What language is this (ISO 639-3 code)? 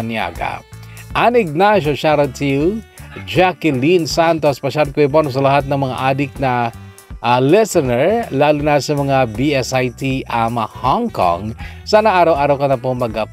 fil